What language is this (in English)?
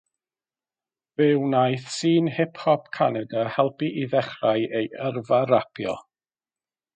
Welsh